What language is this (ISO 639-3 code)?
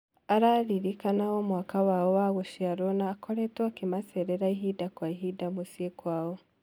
kik